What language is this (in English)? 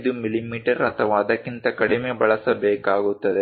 Kannada